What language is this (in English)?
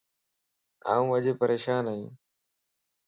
Lasi